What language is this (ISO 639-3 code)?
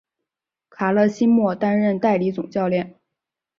zho